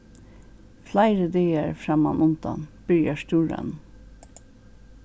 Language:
Faroese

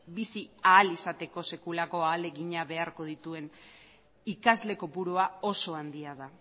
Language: Basque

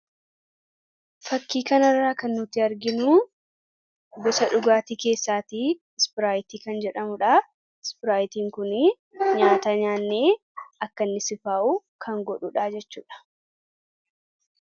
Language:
Oromo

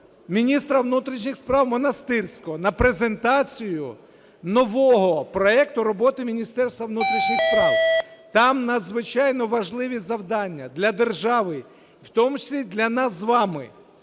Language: Ukrainian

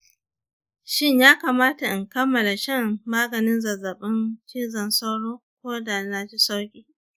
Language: Hausa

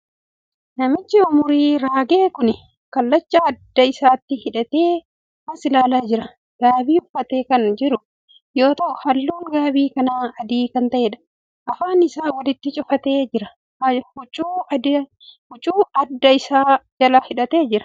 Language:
Oromo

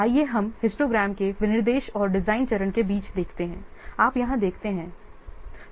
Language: Hindi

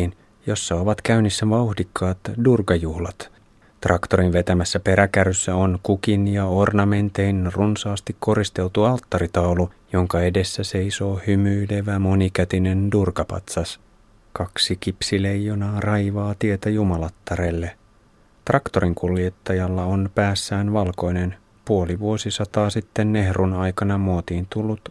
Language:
Finnish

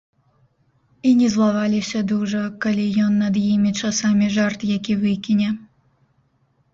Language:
Belarusian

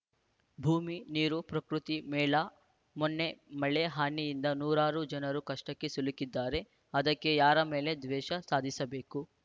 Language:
Kannada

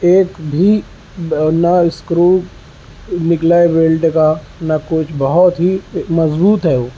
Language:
Urdu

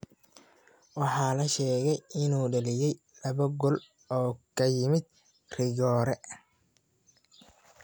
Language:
Somali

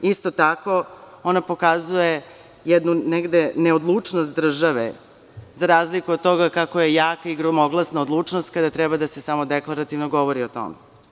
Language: Serbian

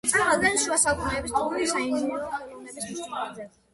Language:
Georgian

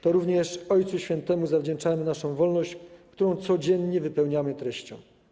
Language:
Polish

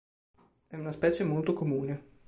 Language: Italian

